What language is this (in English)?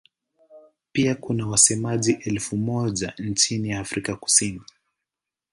Swahili